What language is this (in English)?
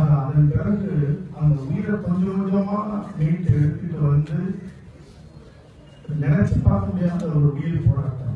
Tamil